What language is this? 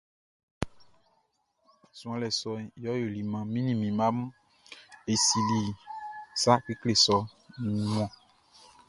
Baoulé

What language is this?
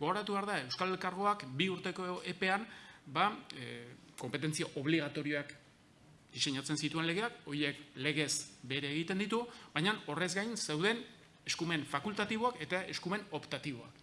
Spanish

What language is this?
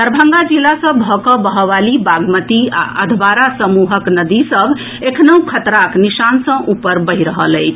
Maithili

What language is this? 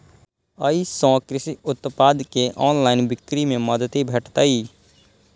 Maithili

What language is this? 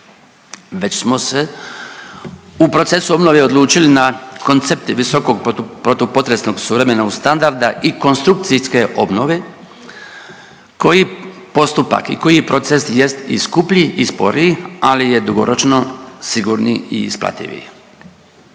Croatian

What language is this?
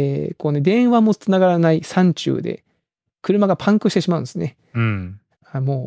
Japanese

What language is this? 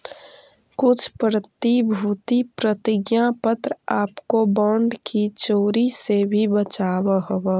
Magahi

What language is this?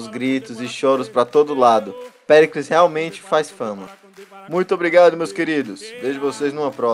Portuguese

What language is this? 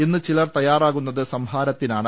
Malayalam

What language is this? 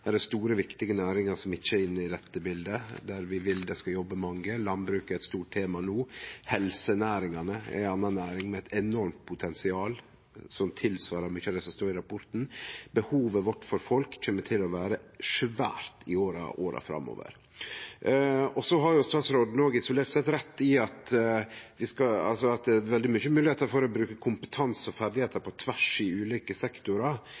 Norwegian Nynorsk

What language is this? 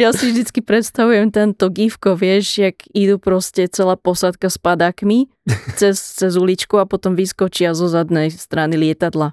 Slovak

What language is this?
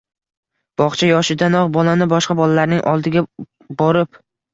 Uzbek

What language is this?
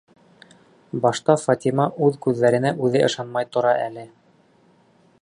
Bashkir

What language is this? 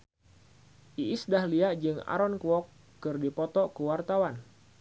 Sundanese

